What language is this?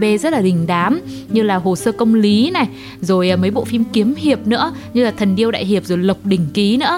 Vietnamese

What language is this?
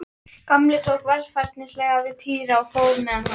Icelandic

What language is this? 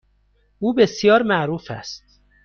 Persian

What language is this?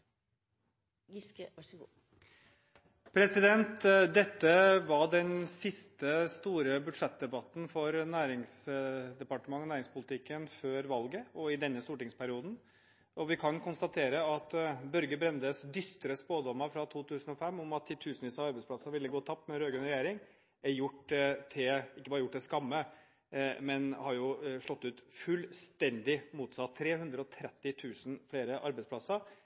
Norwegian Bokmål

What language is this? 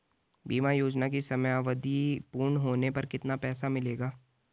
Hindi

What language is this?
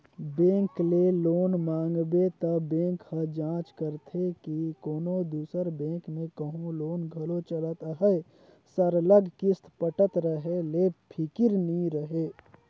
Chhattisgarhi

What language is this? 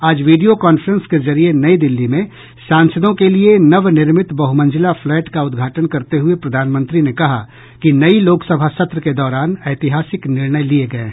Hindi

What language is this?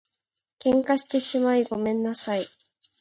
Japanese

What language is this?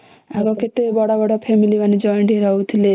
Odia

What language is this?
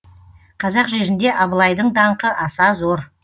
Kazakh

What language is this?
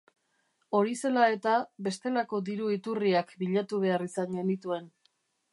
Basque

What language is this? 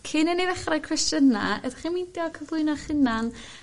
Welsh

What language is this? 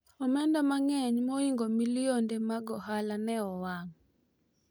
Luo (Kenya and Tanzania)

